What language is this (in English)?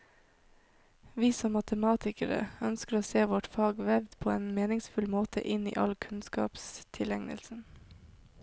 Norwegian